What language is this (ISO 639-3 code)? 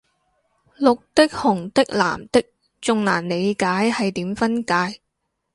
yue